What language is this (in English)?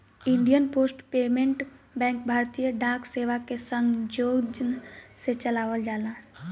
Bhojpuri